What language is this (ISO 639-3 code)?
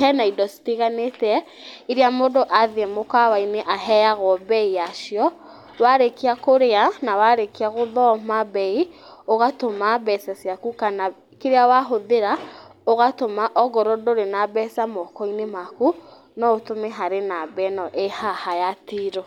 kik